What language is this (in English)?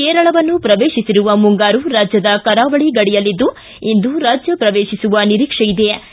Kannada